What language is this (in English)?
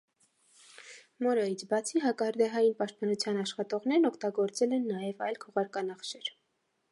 Armenian